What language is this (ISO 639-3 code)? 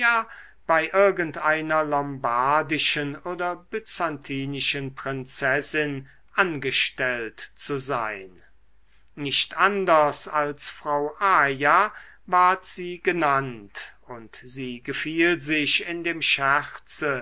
deu